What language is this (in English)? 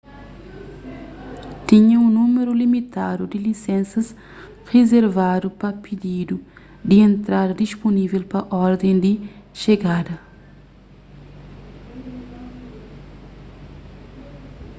Kabuverdianu